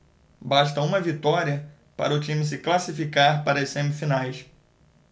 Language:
Portuguese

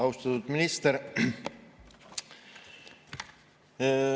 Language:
Estonian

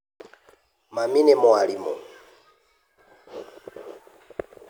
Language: Kikuyu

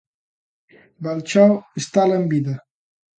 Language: Galician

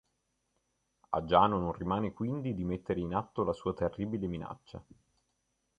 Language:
Italian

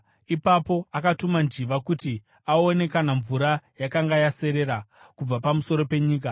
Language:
Shona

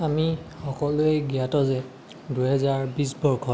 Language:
Assamese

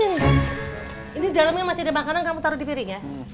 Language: Indonesian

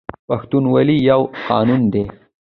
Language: Pashto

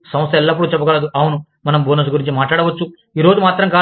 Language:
Telugu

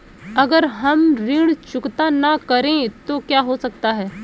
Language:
Hindi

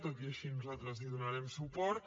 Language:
Catalan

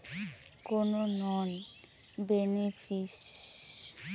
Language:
Bangla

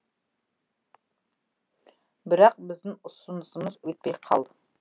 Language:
Kazakh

